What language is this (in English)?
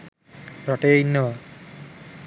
Sinhala